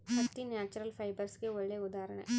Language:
Kannada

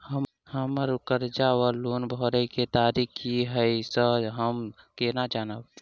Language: Maithili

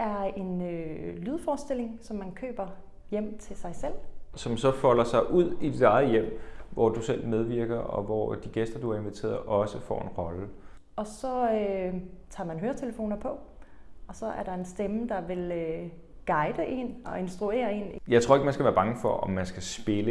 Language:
Danish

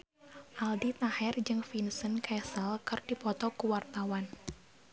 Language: Sundanese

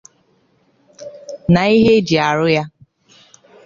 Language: Igbo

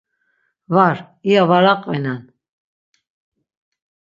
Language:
Laz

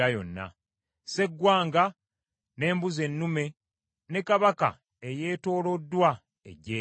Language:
Ganda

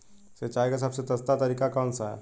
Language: Hindi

